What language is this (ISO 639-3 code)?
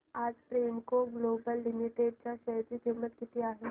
mar